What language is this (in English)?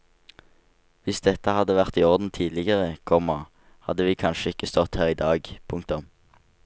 Norwegian